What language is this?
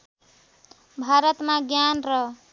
Nepali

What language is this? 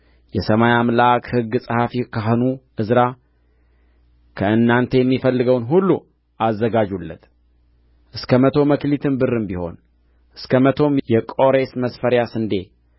Amharic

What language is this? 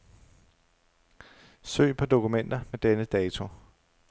Danish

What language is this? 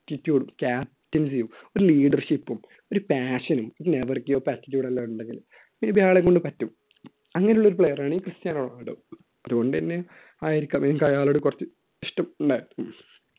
Malayalam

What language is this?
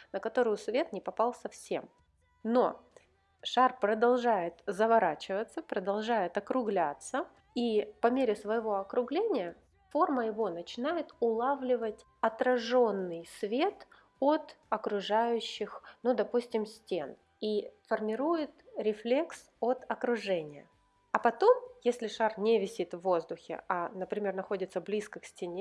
Russian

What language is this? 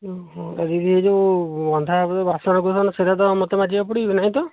Odia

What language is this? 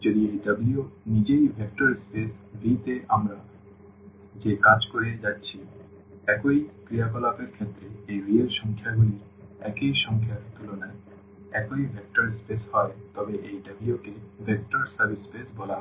Bangla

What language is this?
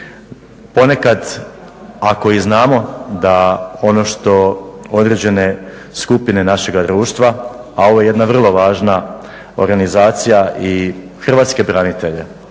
Croatian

